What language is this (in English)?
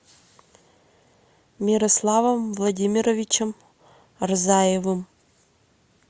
Russian